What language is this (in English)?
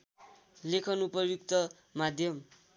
Nepali